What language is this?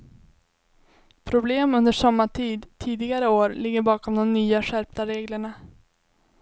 Swedish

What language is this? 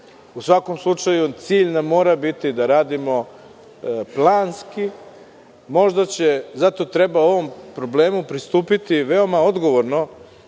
Serbian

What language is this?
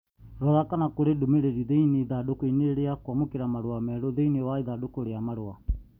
Kikuyu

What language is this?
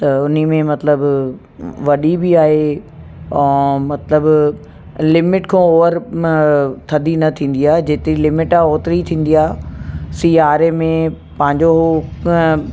Sindhi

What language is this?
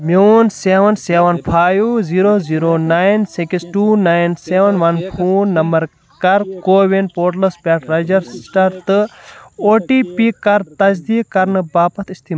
Kashmiri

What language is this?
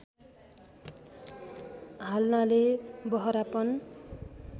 Nepali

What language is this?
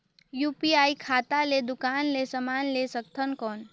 Chhattisgarhi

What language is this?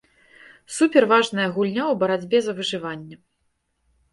Belarusian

